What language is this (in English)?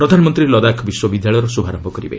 Odia